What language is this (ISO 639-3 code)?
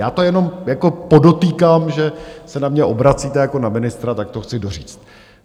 ces